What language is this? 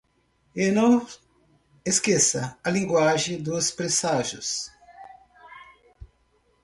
Portuguese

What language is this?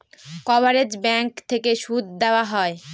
Bangla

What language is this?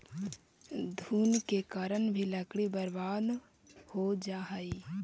Magahi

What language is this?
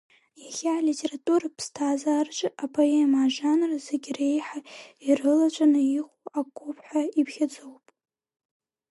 Abkhazian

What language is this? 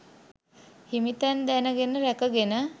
Sinhala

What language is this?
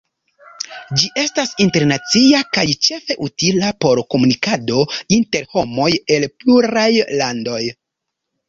Esperanto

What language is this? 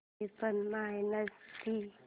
Marathi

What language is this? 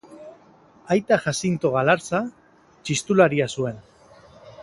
Basque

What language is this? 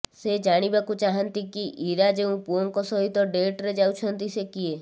Odia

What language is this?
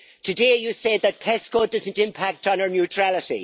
English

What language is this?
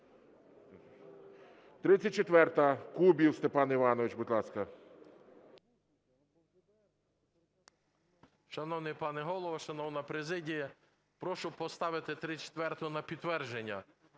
Ukrainian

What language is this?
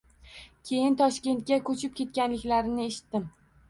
Uzbek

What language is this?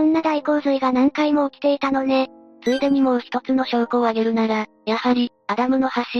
Japanese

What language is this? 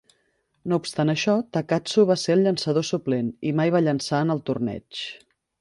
Catalan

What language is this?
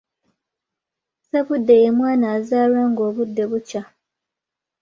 Ganda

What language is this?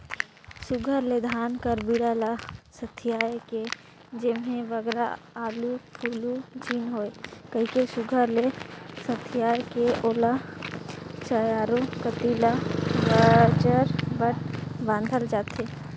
Chhattisgarhi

